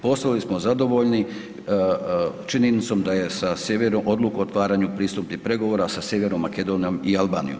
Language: Croatian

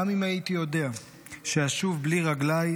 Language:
Hebrew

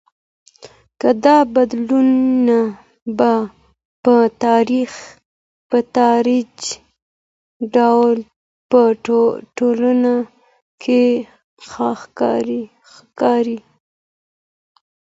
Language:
Pashto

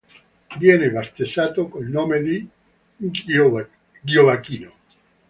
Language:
Italian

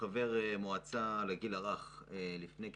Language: Hebrew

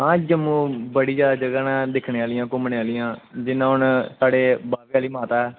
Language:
Dogri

